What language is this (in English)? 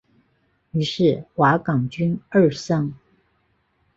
Chinese